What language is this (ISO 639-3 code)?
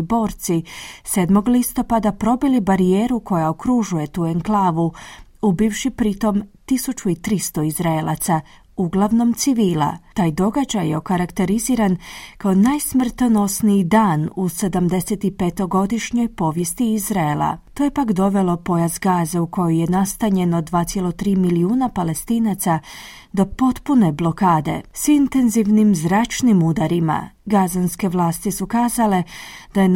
hrv